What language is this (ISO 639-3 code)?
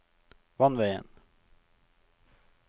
nor